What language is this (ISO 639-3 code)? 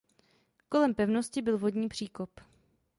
ces